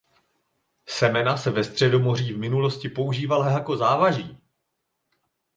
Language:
Czech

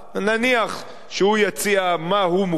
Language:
Hebrew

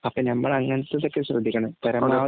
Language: Malayalam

